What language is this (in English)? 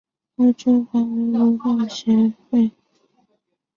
Chinese